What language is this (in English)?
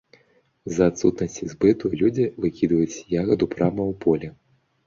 Belarusian